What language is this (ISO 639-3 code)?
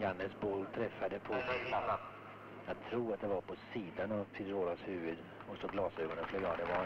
swe